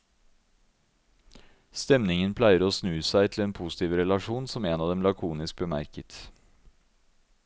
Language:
Norwegian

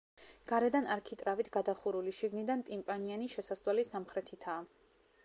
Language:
Georgian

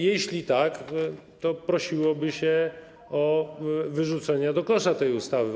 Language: Polish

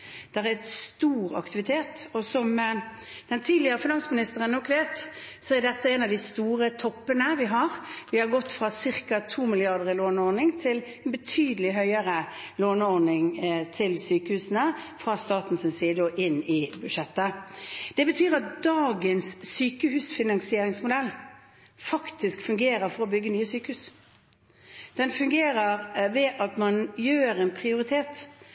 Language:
Norwegian Bokmål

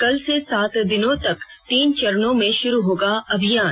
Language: Hindi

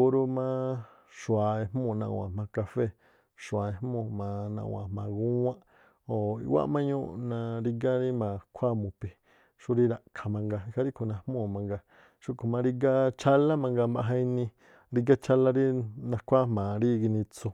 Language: Tlacoapa Me'phaa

